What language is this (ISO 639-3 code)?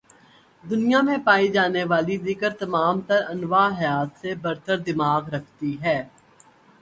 urd